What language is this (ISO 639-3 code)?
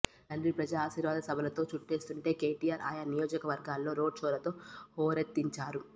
tel